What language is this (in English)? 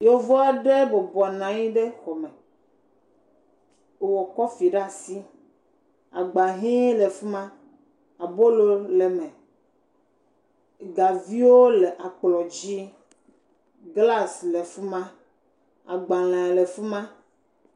Ewe